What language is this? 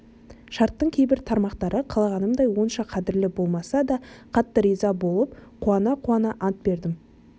Kazakh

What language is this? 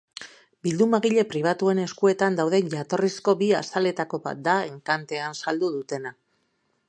Basque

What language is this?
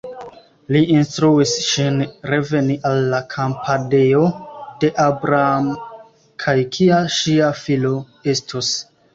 Esperanto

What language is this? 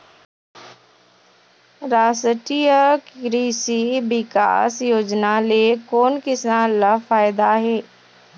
Chhattisgarhi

